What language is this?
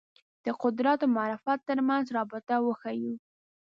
Pashto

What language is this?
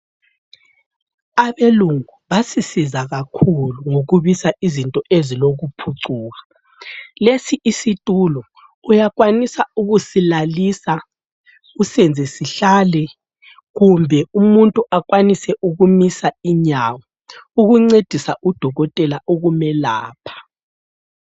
North Ndebele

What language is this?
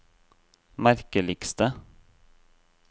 Norwegian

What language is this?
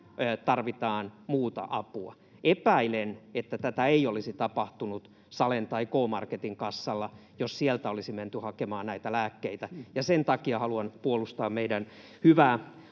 Finnish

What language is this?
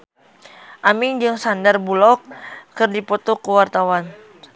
Sundanese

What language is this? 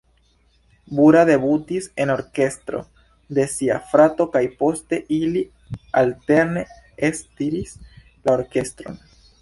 Esperanto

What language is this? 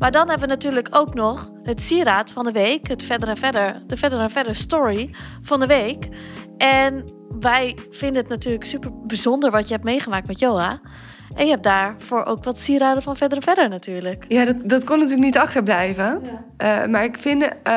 Dutch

